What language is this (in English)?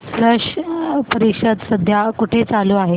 Marathi